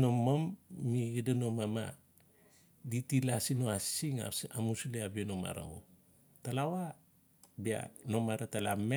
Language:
Notsi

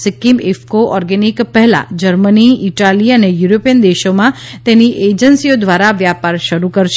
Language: Gujarati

